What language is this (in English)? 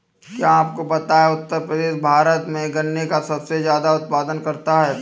Hindi